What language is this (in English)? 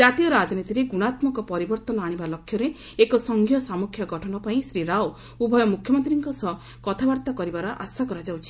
Odia